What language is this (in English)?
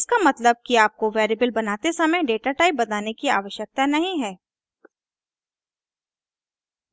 Hindi